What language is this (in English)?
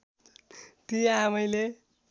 Nepali